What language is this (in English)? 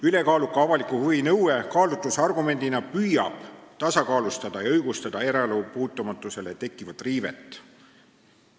Estonian